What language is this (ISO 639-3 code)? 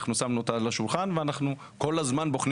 heb